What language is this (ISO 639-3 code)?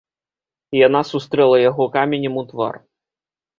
bel